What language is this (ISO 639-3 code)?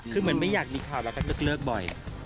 tha